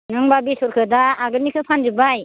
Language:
Bodo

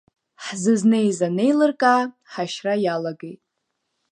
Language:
Abkhazian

